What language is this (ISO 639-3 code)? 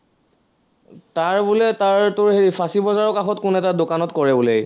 asm